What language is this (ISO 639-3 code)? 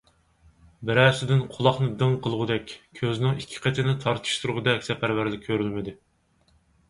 uig